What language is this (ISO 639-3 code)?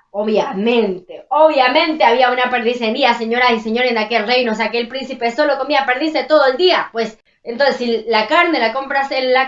spa